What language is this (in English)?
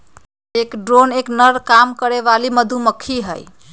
Magahi